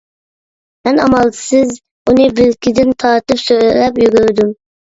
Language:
Uyghur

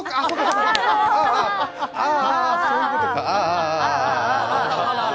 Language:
Japanese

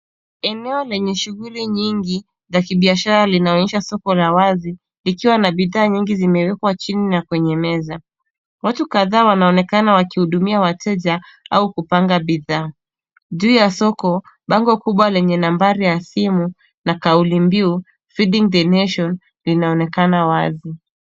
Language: Swahili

